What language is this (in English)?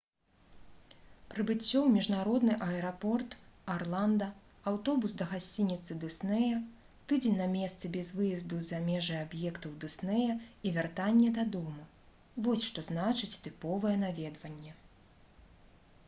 Belarusian